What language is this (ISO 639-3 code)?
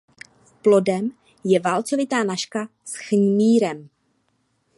ces